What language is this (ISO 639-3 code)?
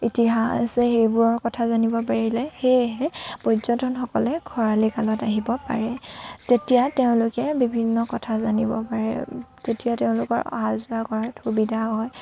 asm